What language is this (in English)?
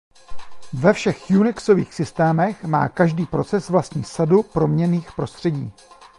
Czech